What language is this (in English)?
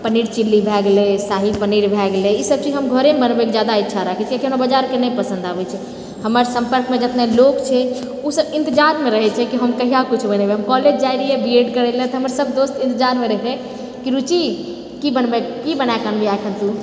Maithili